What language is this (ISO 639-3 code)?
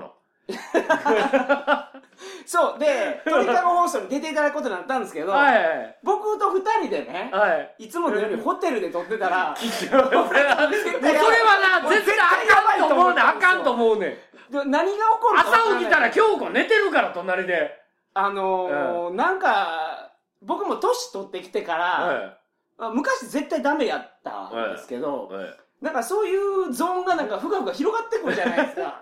jpn